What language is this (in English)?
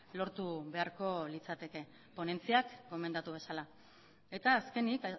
Basque